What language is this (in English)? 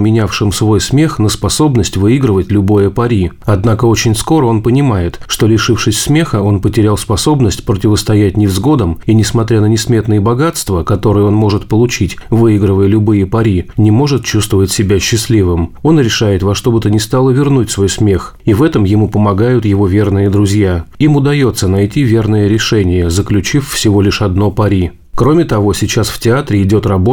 Russian